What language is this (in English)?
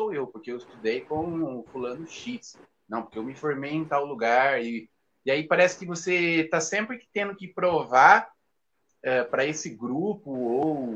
Portuguese